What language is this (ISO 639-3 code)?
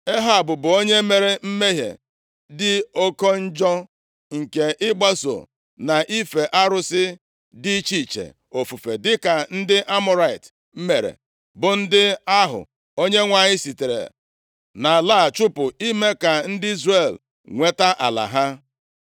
ibo